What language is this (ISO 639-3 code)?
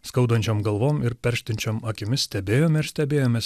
lit